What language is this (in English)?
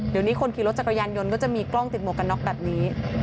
Thai